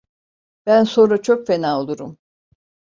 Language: Turkish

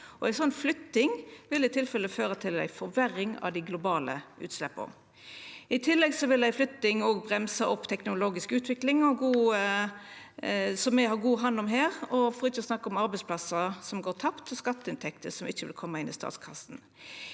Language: Norwegian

